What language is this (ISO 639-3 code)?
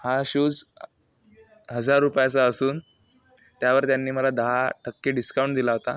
mar